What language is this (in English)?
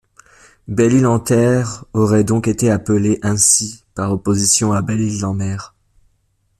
French